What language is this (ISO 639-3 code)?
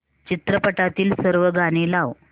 mar